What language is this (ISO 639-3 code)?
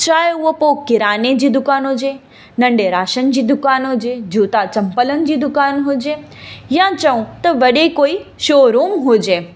snd